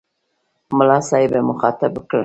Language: Pashto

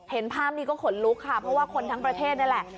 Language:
Thai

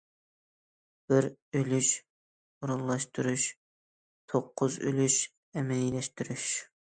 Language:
Uyghur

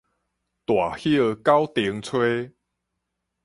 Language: Min Nan Chinese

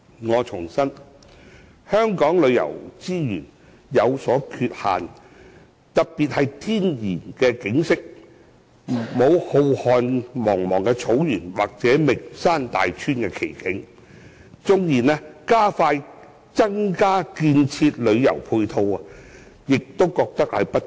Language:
Cantonese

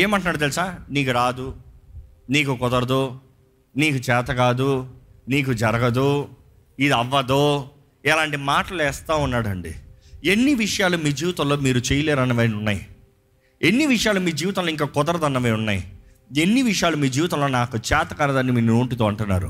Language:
Telugu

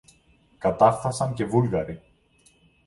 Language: Greek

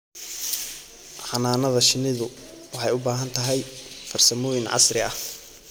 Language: Somali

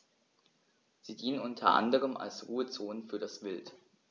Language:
German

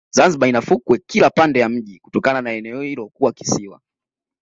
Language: Swahili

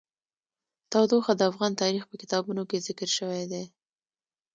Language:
Pashto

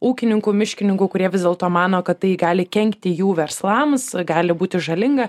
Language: Lithuanian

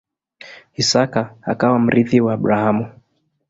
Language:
Swahili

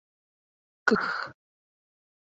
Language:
Mari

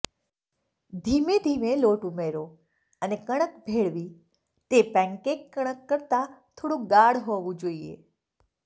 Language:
Gujarati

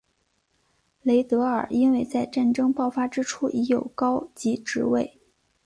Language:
Chinese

